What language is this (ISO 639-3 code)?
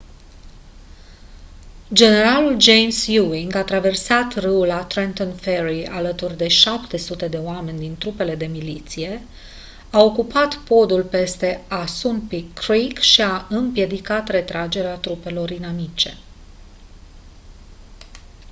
ron